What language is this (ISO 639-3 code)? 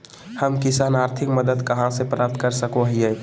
mag